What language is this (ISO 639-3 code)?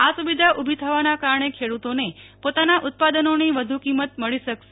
guj